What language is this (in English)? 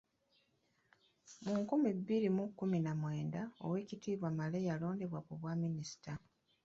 Ganda